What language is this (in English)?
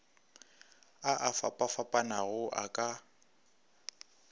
Northern Sotho